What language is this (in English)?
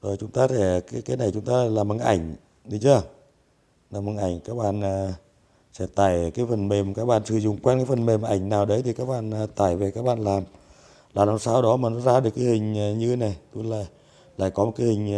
Vietnamese